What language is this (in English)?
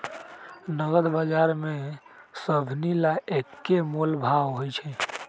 Magahi